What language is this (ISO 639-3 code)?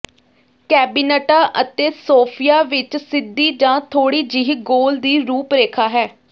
pan